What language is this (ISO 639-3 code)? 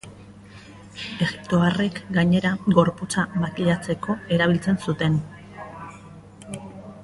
eus